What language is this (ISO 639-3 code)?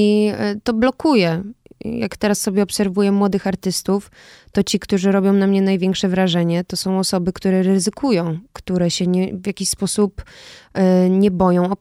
pol